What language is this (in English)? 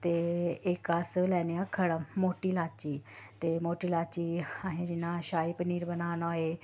Dogri